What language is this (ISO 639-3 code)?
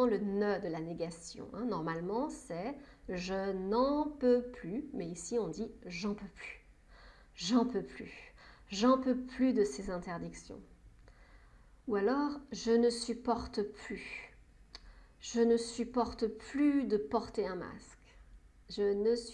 fra